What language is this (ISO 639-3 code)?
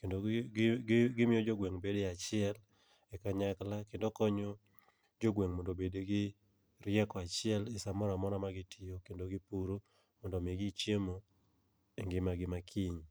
luo